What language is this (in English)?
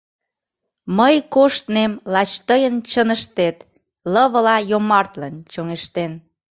Mari